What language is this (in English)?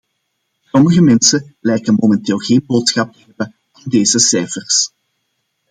Dutch